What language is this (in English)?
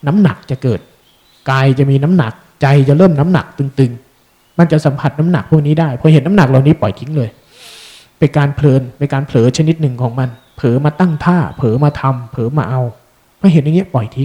Thai